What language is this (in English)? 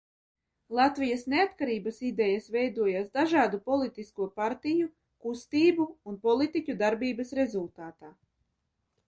Latvian